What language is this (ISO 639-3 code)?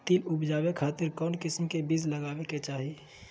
mag